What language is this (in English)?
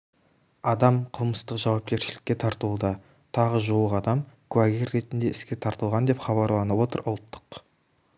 Kazakh